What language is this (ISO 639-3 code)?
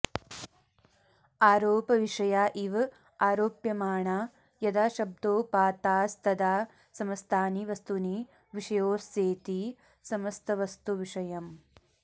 san